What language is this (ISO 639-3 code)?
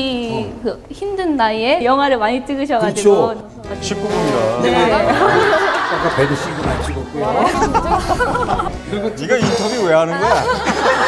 kor